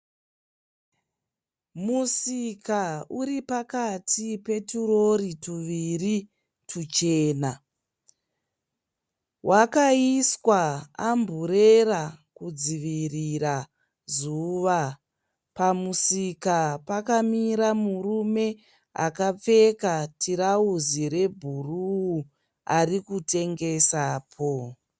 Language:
Shona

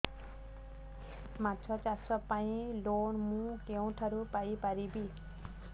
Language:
Odia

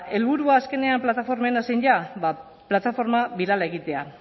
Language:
Basque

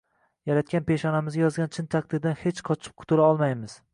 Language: Uzbek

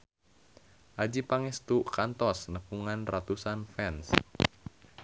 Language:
Sundanese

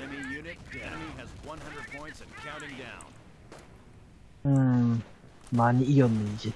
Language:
Korean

